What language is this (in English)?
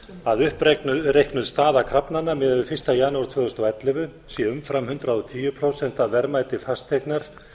Icelandic